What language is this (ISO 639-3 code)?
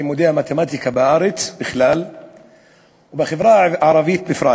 heb